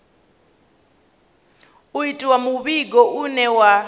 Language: Venda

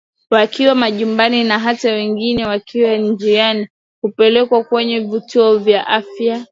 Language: Swahili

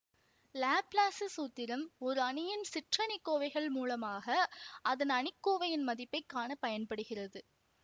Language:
Tamil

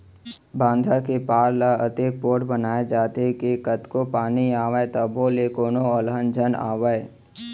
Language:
Chhattisgarhi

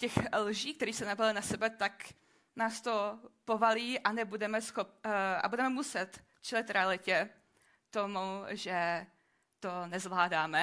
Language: Czech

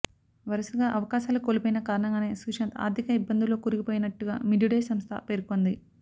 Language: Telugu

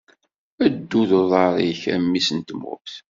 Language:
Kabyle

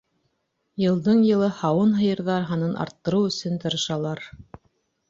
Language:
Bashkir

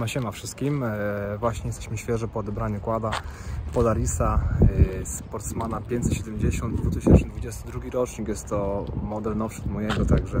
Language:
Polish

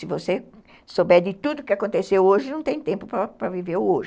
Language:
Portuguese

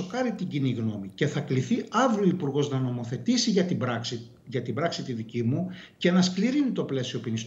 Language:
Greek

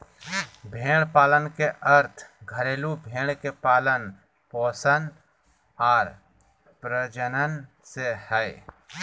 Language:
Magahi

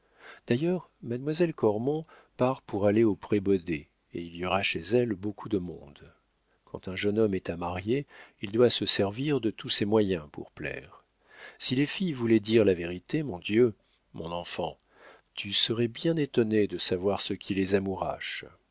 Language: French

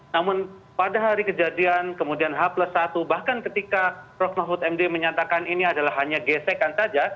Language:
Indonesian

